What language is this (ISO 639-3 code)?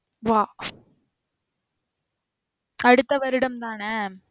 tam